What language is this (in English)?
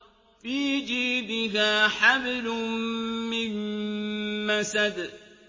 Arabic